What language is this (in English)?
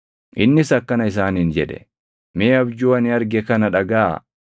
Oromo